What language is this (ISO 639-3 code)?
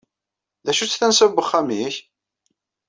kab